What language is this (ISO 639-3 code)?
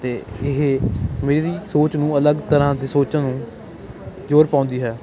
pan